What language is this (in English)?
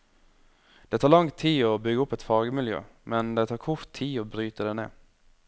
Norwegian